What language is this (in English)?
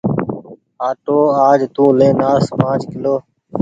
Goaria